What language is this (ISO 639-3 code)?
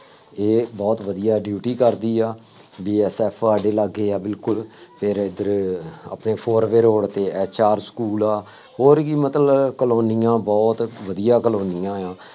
pan